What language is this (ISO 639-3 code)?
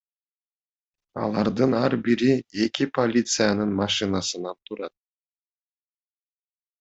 kir